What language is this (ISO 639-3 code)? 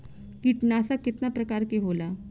bho